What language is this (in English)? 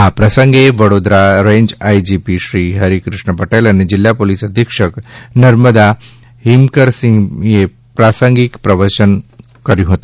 Gujarati